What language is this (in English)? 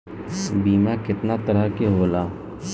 Bhojpuri